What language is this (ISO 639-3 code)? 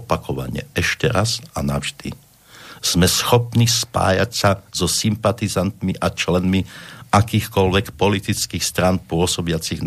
slk